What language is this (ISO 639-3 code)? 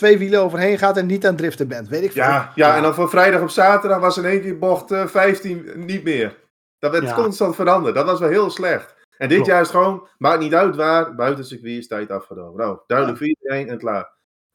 nld